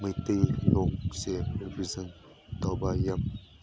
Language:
Manipuri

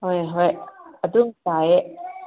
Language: Manipuri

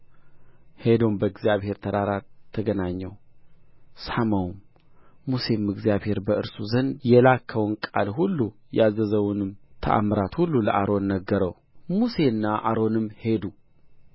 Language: Amharic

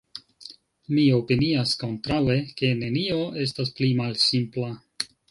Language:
Esperanto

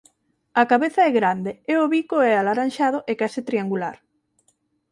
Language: Galician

